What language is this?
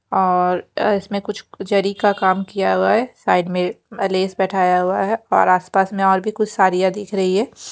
Hindi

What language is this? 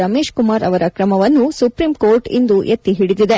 Kannada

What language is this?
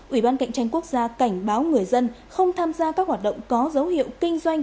Vietnamese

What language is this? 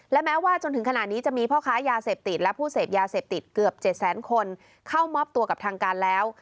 Thai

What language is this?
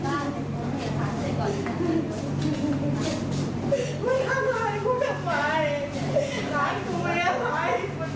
Thai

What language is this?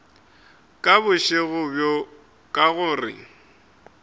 Northern Sotho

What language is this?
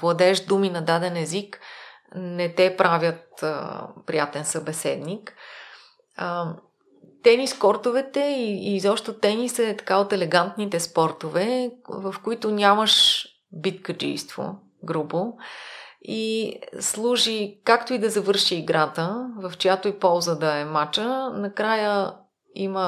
Bulgarian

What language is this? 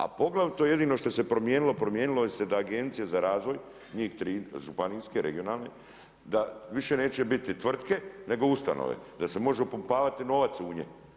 Croatian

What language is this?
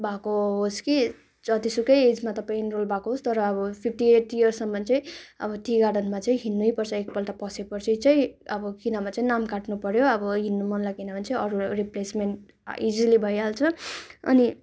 Nepali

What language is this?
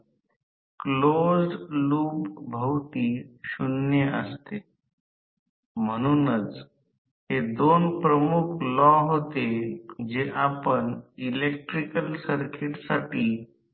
Marathi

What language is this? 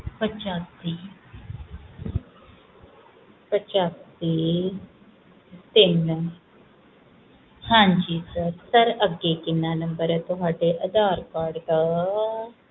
Punjabi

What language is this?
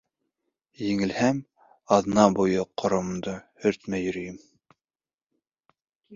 Bashkir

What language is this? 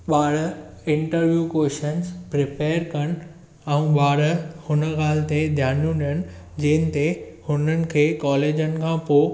Sindhi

